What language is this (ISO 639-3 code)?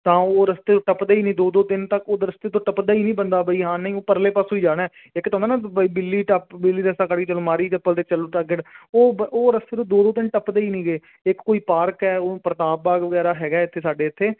pan